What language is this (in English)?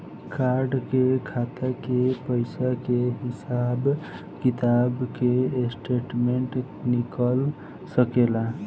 Bhojpuri